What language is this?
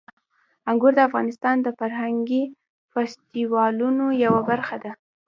Pashto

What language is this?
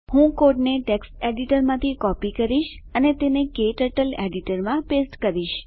Gujarati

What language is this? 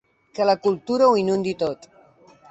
Catalan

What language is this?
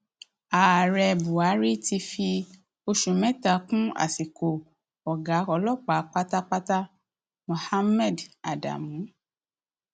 Yoruba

